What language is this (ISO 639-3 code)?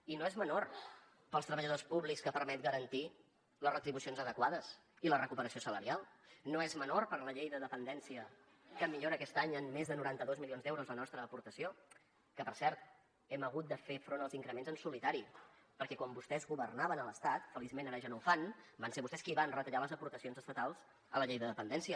cat